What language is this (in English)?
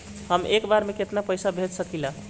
Bhojpuri